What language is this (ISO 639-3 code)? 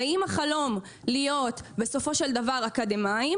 heb